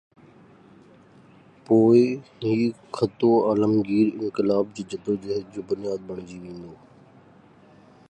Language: Sindhi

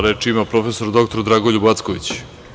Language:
Serbian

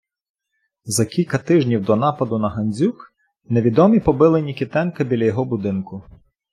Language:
Ukrainian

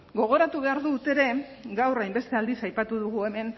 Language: Basque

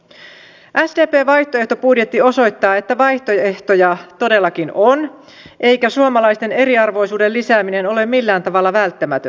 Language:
Finnish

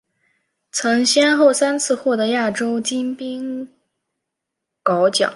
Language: Chinese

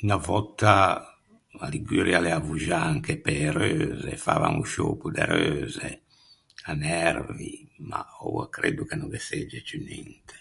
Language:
Ligurian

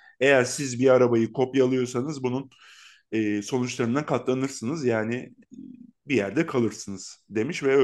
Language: Turkish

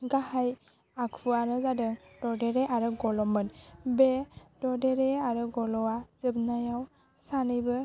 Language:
Bodo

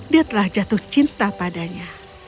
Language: Indonesian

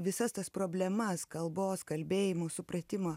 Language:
Lithuanian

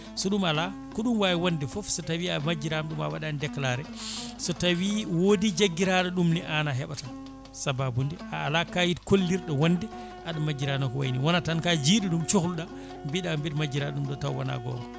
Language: Fula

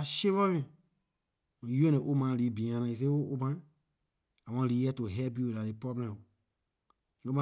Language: Liberian English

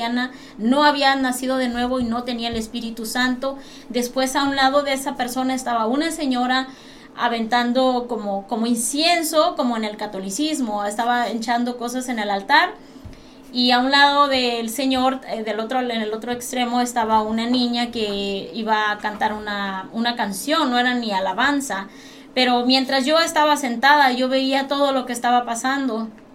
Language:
Spanish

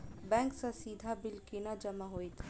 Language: Maithili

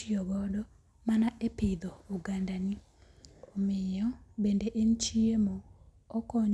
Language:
Luo (Kenya and Tanzania)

